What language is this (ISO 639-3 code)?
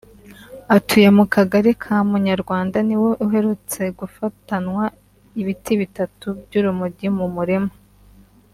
kin